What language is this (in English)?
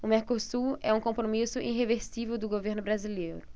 Portuguese